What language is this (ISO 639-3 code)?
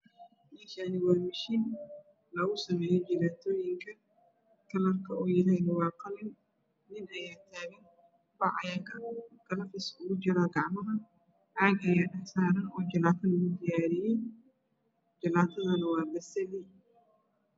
som